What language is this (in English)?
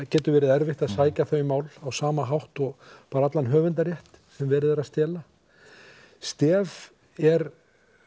Icelandic